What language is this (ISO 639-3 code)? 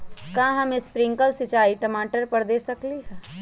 mag